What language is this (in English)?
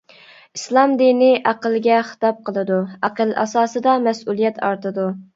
Uyghur